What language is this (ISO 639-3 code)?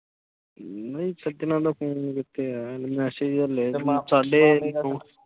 pan